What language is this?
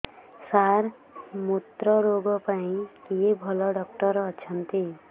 Odia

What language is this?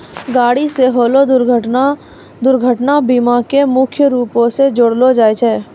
Maithili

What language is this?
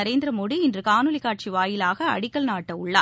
Tamil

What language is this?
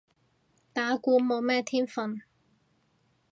Cantonese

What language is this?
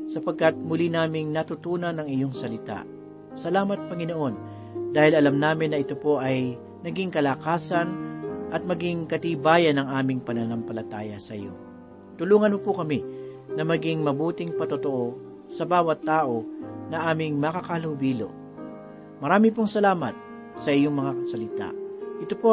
Filipino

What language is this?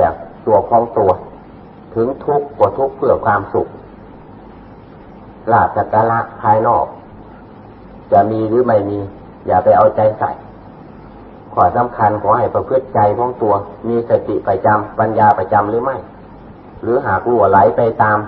Thai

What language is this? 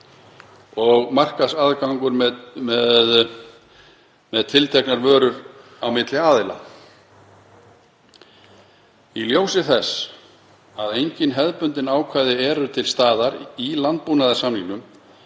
Icelandic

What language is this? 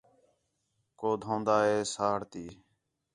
Khetrani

